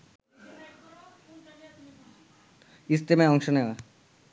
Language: Bangla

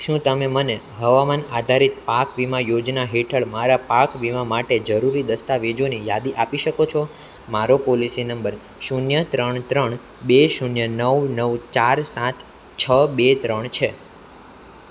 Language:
Gujarati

